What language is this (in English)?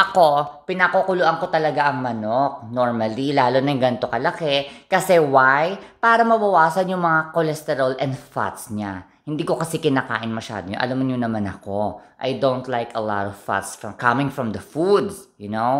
Filipino